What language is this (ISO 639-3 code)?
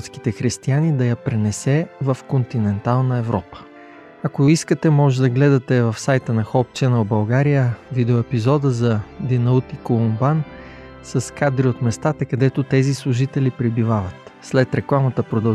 bul